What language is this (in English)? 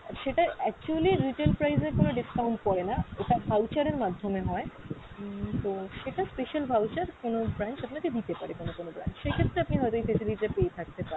Bangla